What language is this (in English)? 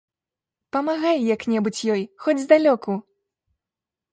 Belarusian